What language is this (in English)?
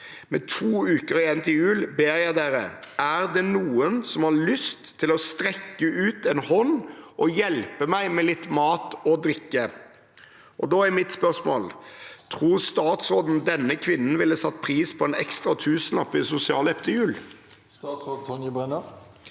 Norwegian